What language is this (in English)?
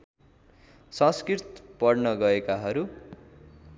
Nepali